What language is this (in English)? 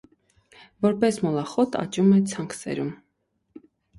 Armenian